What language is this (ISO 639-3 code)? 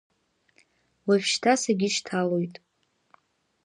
abk